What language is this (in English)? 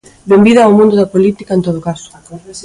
Galician